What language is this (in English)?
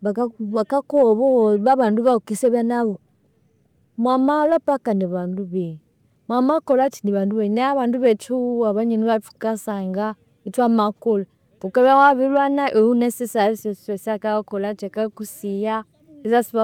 Konzo